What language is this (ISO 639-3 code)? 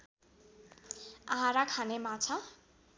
nep